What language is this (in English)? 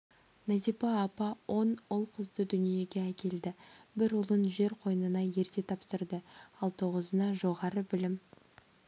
Kazakh